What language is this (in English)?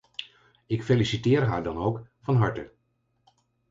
Dutch